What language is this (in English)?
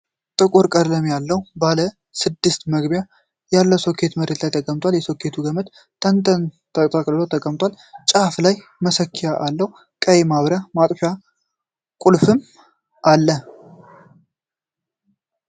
Amharic